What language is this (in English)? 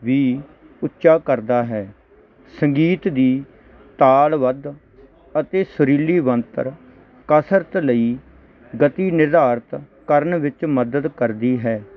Punjabi